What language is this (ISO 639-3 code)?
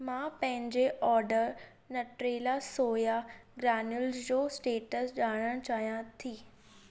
snd